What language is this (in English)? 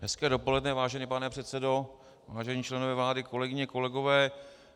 Czech